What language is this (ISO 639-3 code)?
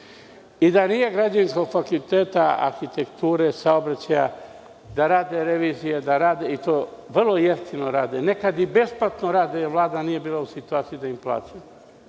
srp